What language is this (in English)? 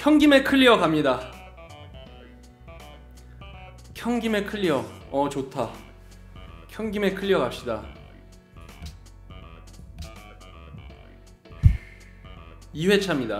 Korean